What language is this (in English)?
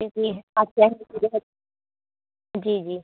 Urdu